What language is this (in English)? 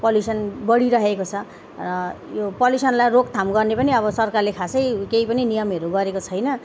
Nepali